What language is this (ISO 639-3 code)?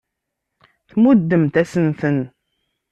kab